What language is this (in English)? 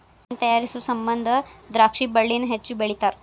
Kannada